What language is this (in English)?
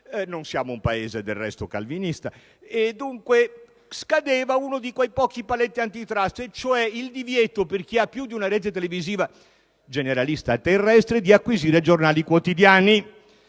Italian